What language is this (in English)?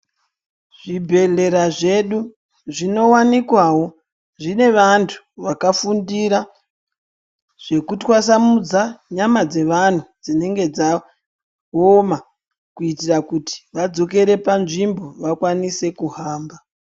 Ndau